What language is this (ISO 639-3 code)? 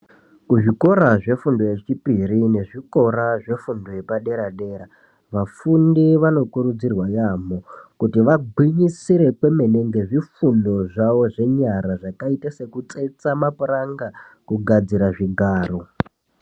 ndc